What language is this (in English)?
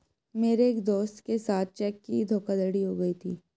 Hindi